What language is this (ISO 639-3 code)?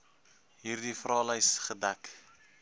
afr